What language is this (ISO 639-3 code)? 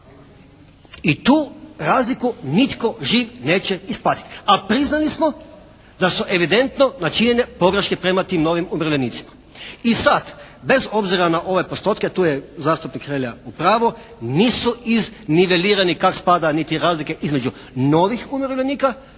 hrv